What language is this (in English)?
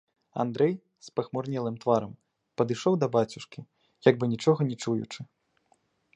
Belarusian